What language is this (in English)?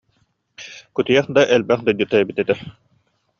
Yakut